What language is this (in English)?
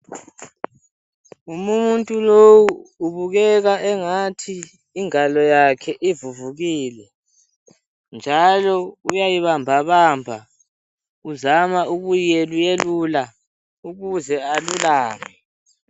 North Ndebele